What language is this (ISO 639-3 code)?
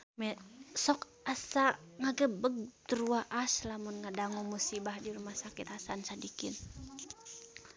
sun